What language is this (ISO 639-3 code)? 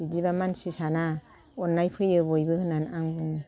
brx